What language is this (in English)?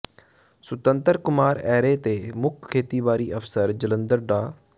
Punjabi